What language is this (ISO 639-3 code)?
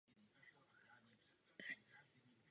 ces